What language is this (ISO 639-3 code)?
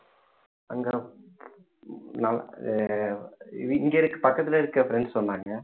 tam